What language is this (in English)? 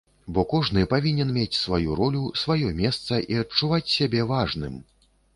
Belarusian